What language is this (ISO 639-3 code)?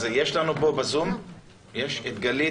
heb